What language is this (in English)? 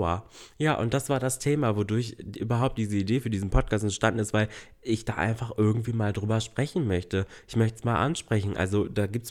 German